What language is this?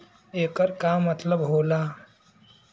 Bhojpuri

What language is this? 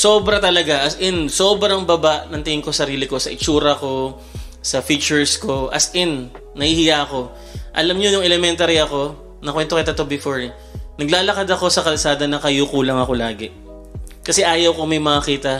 Filipino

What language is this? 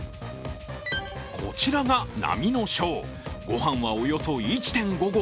Japanese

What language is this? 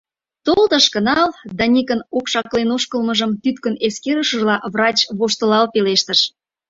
Mari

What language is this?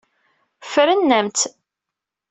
Kabyle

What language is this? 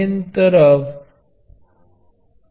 Gujarati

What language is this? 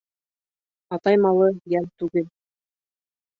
Bashkir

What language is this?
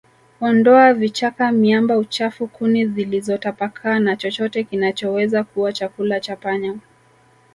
Swahili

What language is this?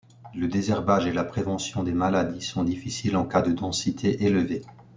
French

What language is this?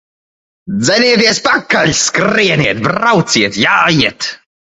Latvian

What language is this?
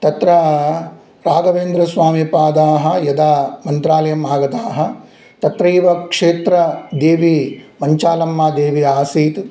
Sanskrit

